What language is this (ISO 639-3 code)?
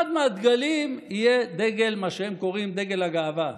heb